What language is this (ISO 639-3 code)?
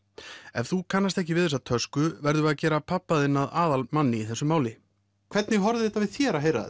isl